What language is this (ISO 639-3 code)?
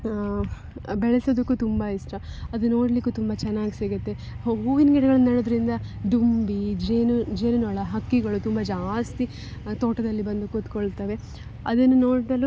kan